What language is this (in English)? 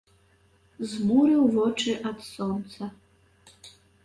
Belarusian